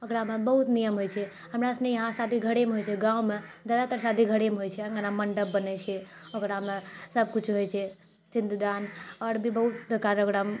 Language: Maithili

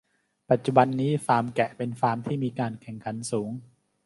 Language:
Thai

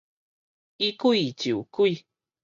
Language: Min Nan Chinese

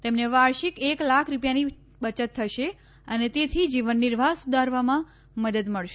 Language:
Gujarati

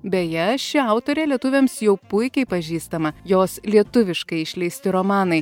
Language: Lithuanian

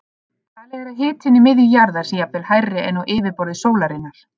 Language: Icelandic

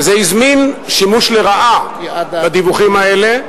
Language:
Hebrew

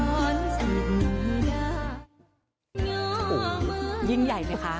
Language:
Thai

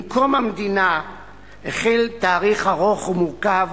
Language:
Hebrew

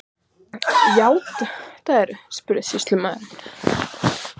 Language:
Icelandic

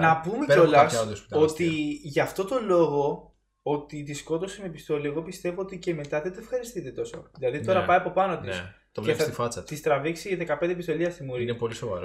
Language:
Greek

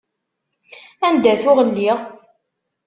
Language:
Kabyle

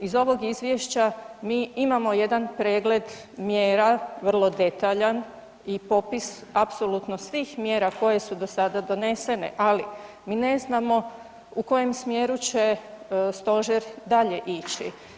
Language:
Croatian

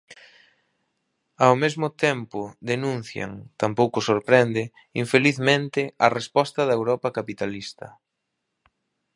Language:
Galician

